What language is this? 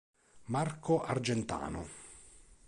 Italian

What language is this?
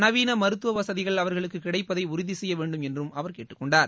Tamil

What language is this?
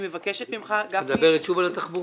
Hebrew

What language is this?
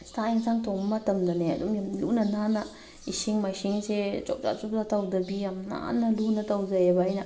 Manipuri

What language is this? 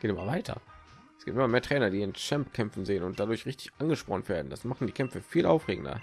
German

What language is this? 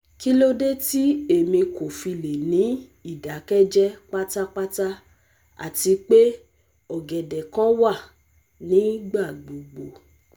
Yoruba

